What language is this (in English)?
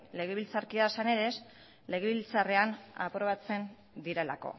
Basque